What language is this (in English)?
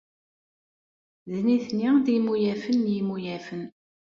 Kabyle